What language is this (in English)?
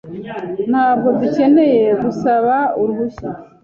Kinyarwanda